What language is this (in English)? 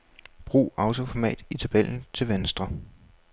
Danish